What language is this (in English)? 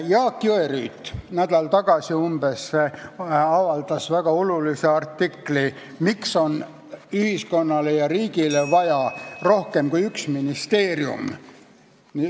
Estonian